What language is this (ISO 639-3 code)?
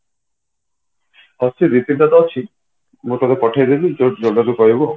ori